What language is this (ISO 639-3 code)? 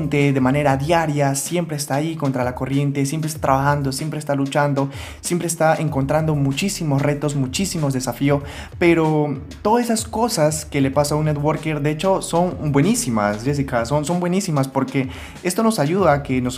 spa